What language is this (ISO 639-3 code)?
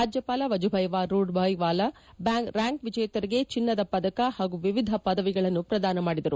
kan